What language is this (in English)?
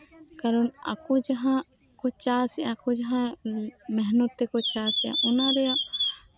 Santali